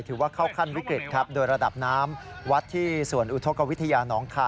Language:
Thai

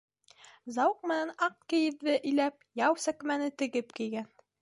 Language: Bashkir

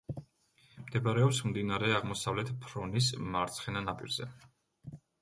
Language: Georgian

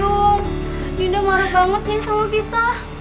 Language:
Indonesian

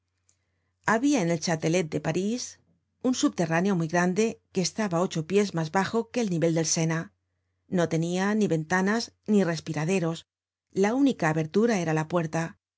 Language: Spanish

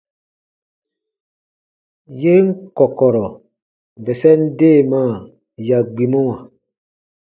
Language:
Baatonum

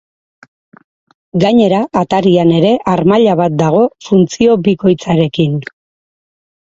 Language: Basque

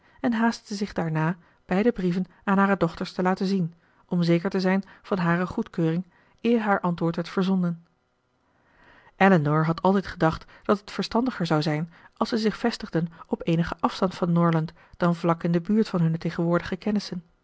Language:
Dutch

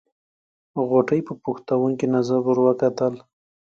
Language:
Pashto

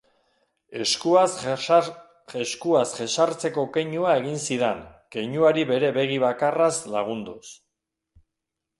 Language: Basque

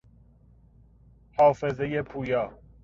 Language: Persian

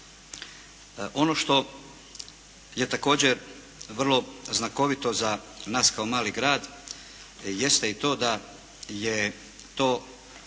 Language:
Croatian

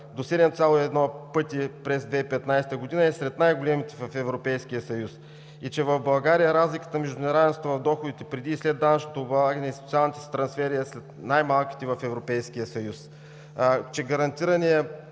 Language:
Bulgarian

